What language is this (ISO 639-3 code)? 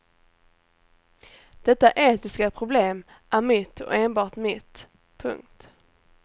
swe